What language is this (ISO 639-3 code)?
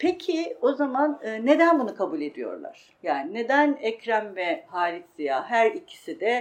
tur